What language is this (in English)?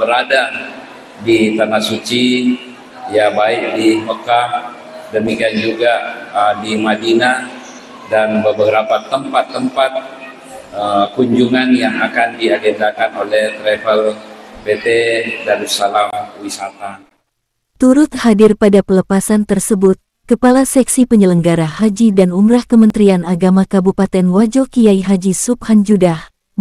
Indonesian